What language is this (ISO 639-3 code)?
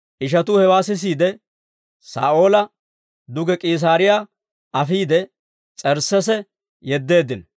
dwr